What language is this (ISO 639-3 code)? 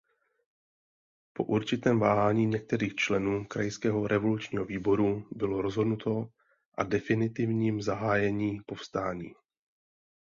ces